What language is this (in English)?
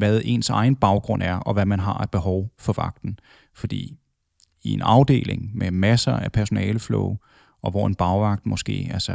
Danish